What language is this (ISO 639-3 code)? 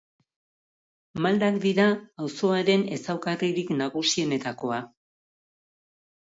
eus